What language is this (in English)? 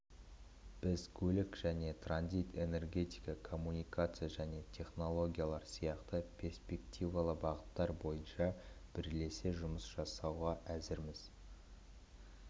Kazakh